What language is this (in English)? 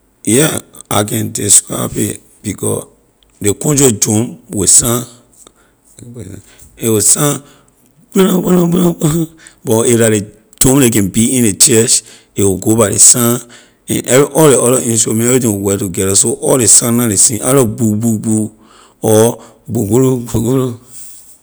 Liberian English